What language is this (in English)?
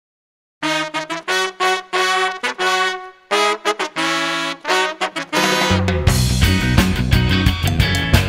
Arabic